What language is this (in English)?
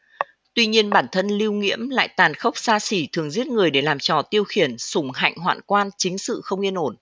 Vietnamese